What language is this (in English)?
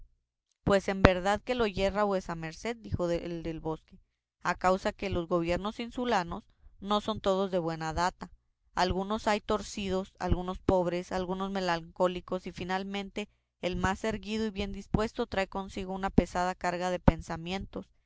Spanish